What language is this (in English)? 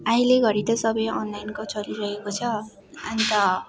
Nepali